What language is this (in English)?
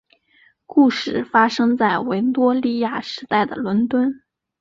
Chinese